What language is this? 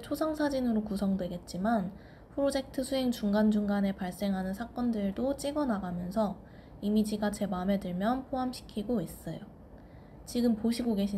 Korean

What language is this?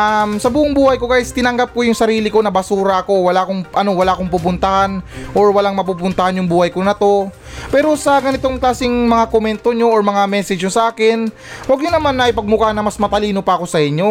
Filipino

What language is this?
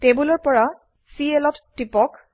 Assamese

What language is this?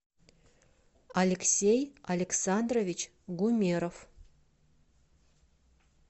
Russian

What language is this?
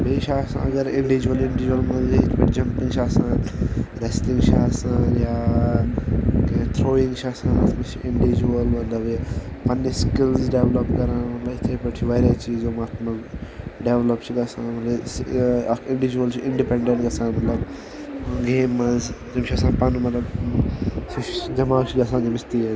Kashmiri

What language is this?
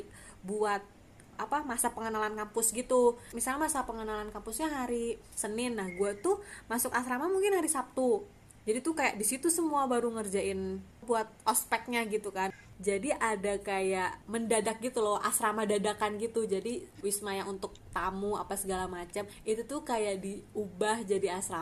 Indonesian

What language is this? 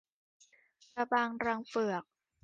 Thai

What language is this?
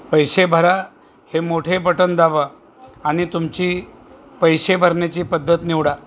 Marathi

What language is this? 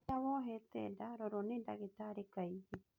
Kikuyu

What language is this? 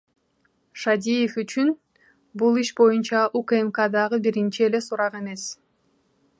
Kyrgyz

